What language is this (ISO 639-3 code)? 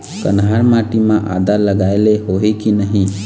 hne